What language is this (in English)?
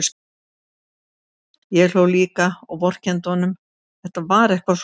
Icelandic